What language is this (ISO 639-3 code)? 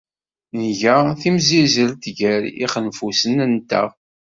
kab